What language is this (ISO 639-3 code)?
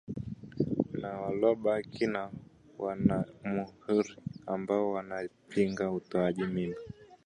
swa